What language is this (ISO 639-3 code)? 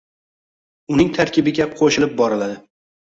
uzb